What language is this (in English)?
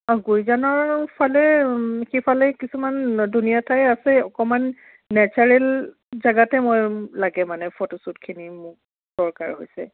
Assamese